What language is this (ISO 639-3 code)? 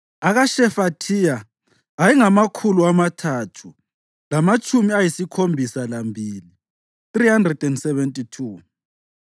nde